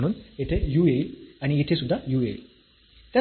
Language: Marathi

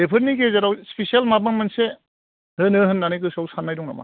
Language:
Bodo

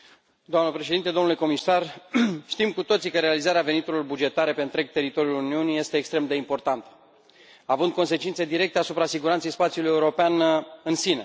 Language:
Romanian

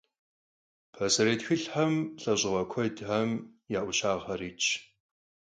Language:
Kabardian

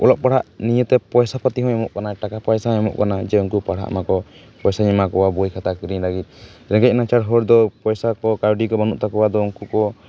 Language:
Santali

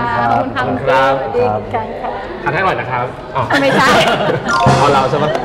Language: Thai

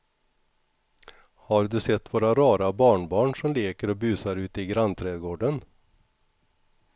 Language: Swedish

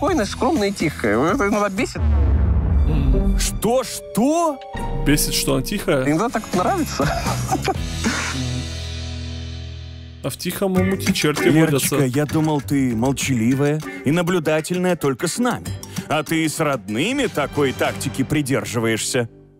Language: Russian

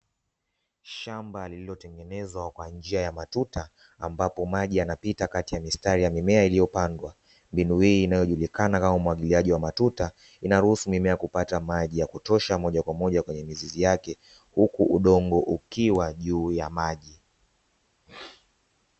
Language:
Swahili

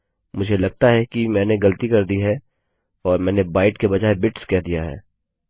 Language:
Hindi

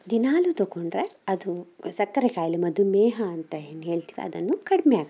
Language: Kannada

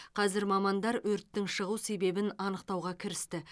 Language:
Kazakh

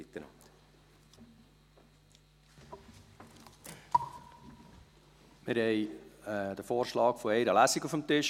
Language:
Swiss German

